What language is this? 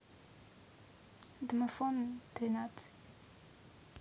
Russian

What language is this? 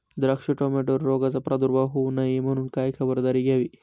Marathi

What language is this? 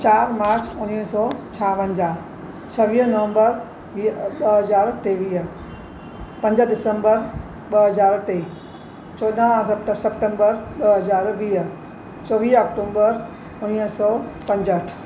Sindhi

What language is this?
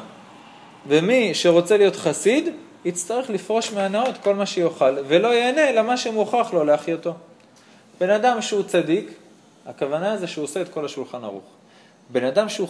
Hebrew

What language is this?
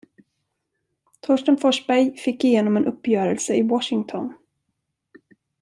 Swedish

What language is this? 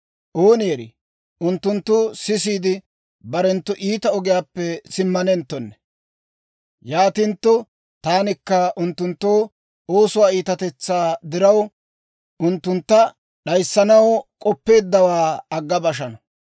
Dawro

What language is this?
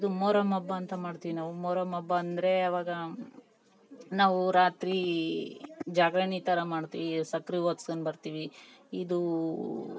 Kannada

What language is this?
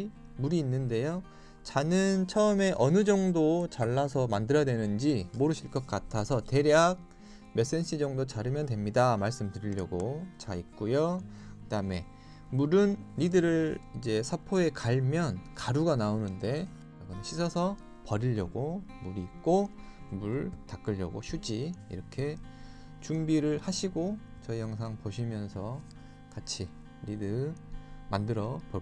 Korean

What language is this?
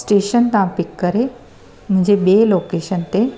Sindhi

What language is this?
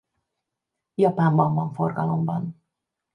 Hungarian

